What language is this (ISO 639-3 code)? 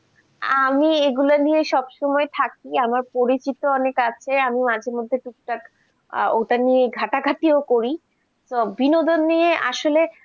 ben